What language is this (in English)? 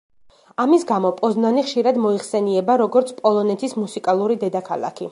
Georgian